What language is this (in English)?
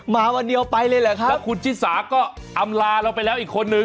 Thai